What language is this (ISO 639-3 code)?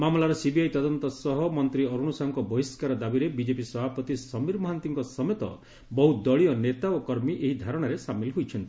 ori